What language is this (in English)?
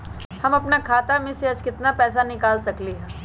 Magahi